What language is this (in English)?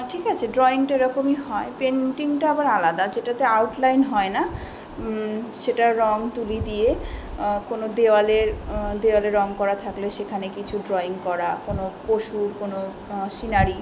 Bangla